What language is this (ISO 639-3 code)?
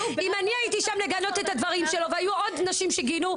heb